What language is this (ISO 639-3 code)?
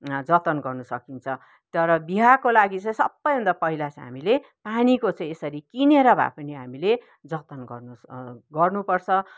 nep